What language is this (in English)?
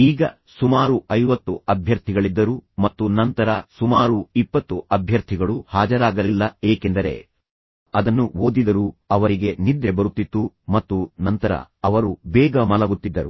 Kannada